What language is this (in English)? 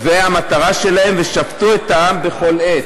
Hebrew